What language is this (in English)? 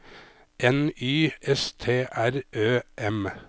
Norwegian